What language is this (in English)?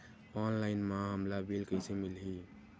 Chhattisgarhi